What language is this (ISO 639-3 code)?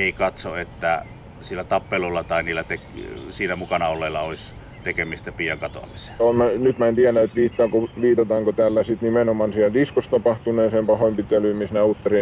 fin